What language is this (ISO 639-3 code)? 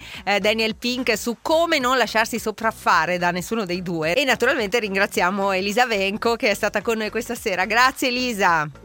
ita